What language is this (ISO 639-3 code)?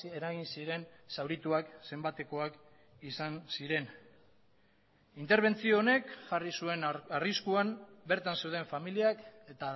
eus